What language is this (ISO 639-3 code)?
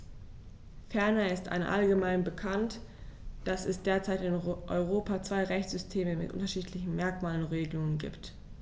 deu